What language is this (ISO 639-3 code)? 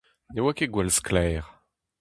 bre